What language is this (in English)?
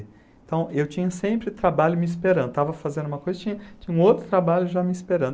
Portuguese